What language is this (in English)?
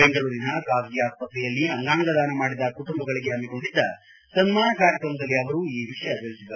Kannada